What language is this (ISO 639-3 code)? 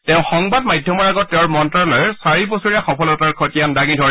asm